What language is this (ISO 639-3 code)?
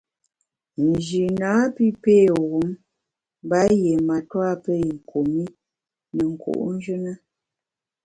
bax